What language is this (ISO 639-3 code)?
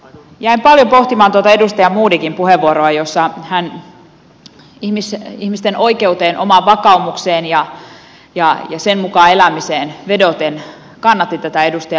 fin